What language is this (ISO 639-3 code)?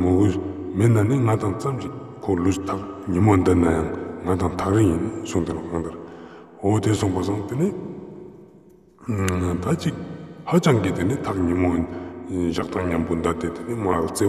ron